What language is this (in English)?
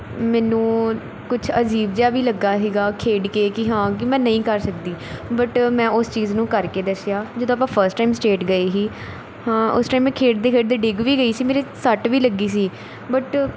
Punjabi